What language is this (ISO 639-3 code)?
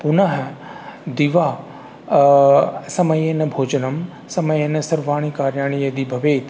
san